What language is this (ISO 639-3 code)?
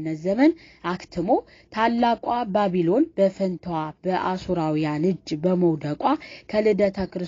ara